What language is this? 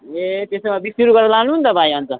Nepali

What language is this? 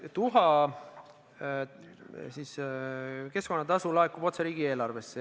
Estonian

